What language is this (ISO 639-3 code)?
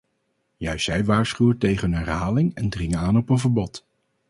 nld